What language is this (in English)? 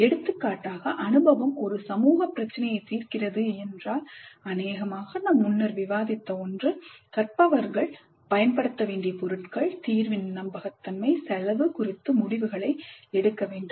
Tamil